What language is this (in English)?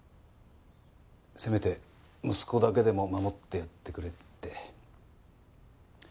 Japanese